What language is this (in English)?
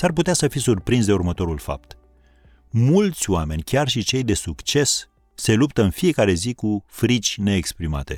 Romanian